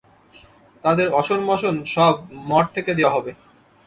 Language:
Bangla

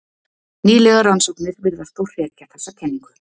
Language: Icelandic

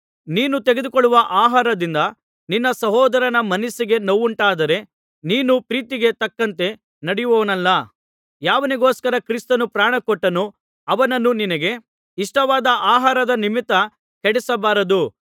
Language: Kannada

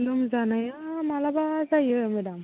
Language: Bodo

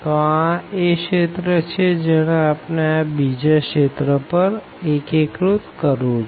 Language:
Gujarati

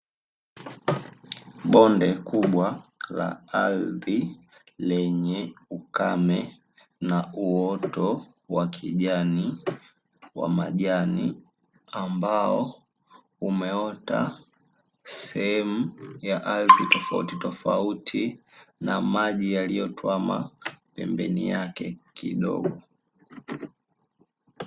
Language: Swahili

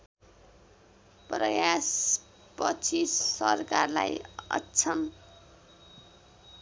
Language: Nepali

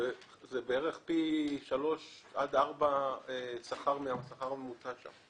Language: Hebrew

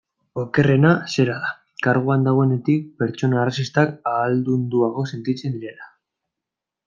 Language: Basque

